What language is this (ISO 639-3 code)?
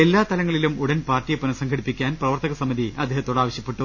mal